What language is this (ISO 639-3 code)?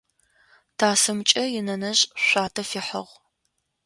ady